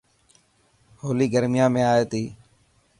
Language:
Dhatki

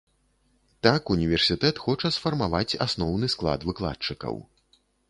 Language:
Belarusian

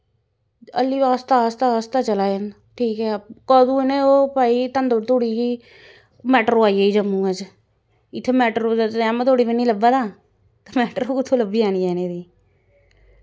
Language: Dogri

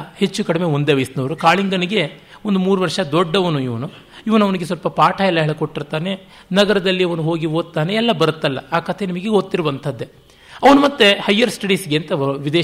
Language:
Kannada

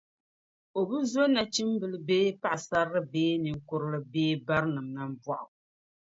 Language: Dagbani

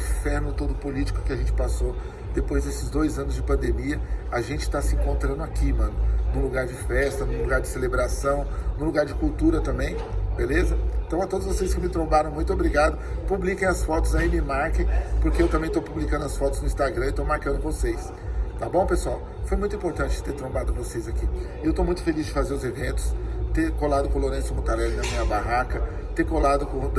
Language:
Portuguese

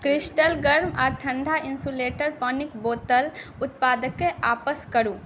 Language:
Maithili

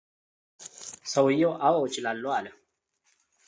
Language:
Amharic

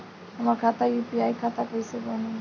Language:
Bhojpuri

